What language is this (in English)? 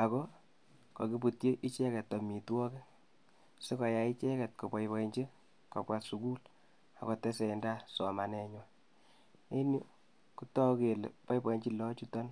Kalenjin